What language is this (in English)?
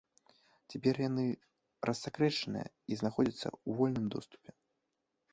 Belarusian